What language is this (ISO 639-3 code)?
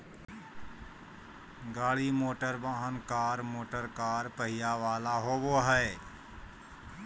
mag